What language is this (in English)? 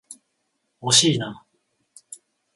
Japanese